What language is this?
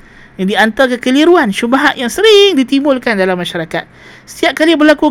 Malay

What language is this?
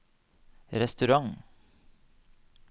Norwegian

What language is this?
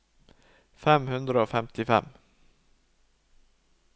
Norwegian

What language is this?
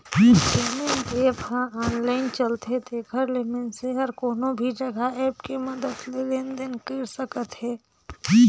Chhattisgarhi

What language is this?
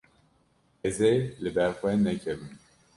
Kurdish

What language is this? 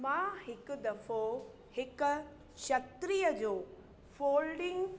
Sindhi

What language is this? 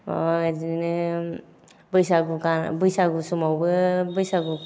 Bodo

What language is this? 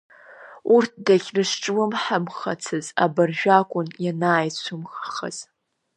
Abkhazian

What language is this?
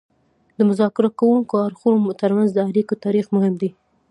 Pashto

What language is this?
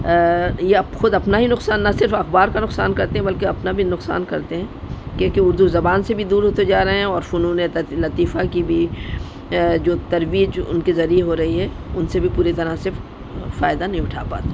Urdu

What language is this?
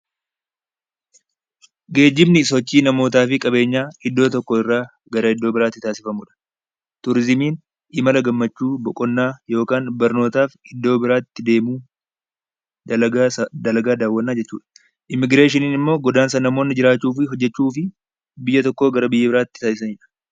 Oromo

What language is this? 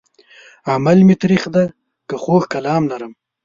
Pashto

